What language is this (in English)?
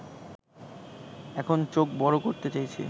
Bangla